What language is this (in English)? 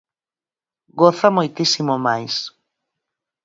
Galician